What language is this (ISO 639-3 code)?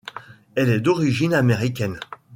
fra